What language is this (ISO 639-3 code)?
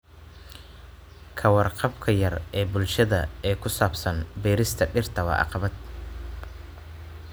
som